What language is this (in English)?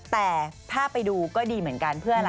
Thai